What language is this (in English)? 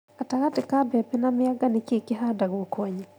Kikuyu